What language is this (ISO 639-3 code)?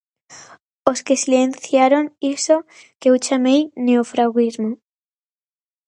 glg